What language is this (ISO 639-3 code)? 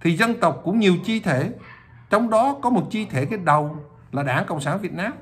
vie